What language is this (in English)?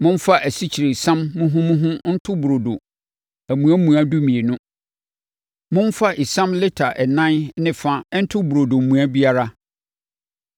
Akan